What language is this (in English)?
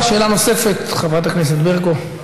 Hebrew